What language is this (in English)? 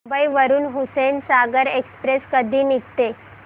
Marathi